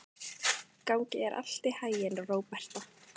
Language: Icelandic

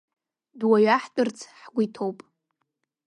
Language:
Abkhazian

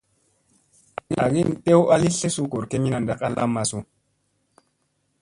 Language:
Musey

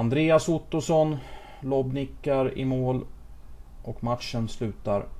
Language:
Swedish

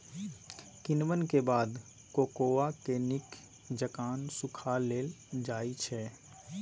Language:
Maithili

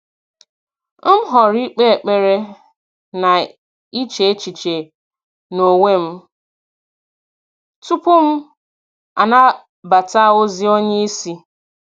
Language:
Igbo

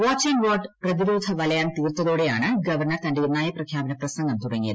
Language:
Malayalam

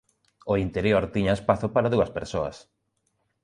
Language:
Galician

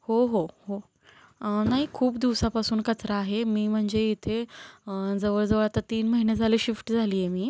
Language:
Marathi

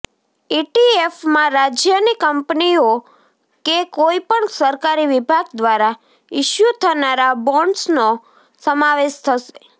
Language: Gujarati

